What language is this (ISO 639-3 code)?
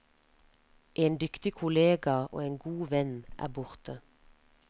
nor